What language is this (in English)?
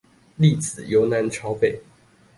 Chinese